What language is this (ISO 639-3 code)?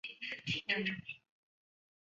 zho